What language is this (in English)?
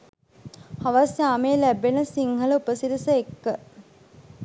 Sinhala